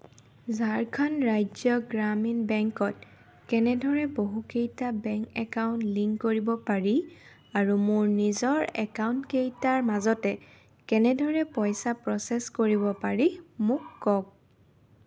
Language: Assamese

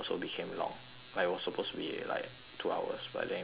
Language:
English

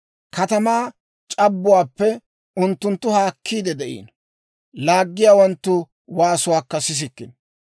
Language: Dawro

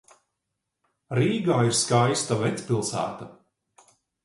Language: Latvian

